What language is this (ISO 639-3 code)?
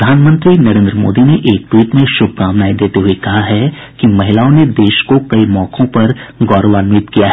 hin